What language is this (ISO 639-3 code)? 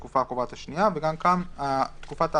heb